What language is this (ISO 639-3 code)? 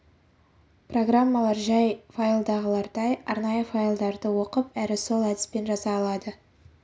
kaz